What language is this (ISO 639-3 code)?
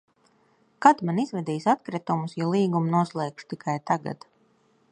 lav